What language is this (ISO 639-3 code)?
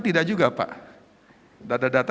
ind